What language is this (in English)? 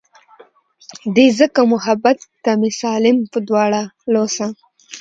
Pashto